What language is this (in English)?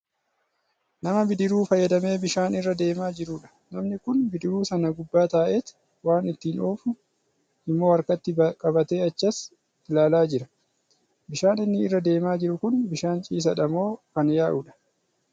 Oromo